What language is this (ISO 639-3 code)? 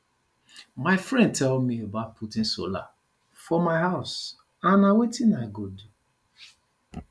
pcm